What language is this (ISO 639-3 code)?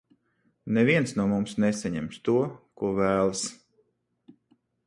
lav